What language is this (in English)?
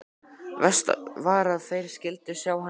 Icelandic